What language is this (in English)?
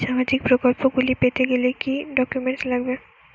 Bangla